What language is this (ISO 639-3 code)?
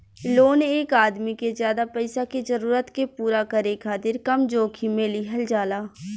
bho